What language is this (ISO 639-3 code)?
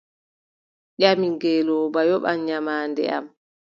fub